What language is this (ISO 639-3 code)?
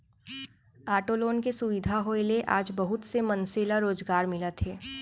hne